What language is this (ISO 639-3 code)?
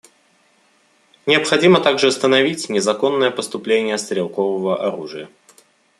rus